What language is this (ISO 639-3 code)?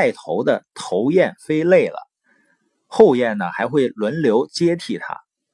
zho